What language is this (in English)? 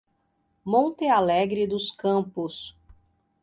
Portuguese